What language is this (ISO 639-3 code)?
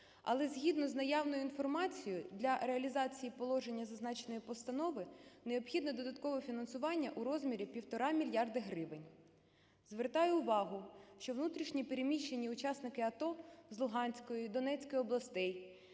ukr